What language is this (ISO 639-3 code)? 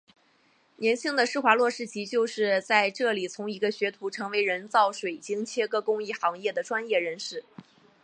zho